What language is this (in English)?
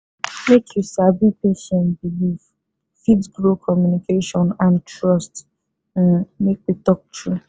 Nigerian Pidgin